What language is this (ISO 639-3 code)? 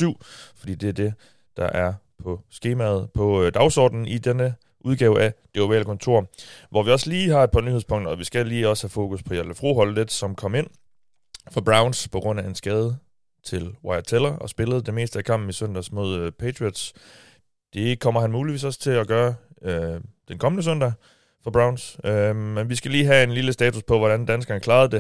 dan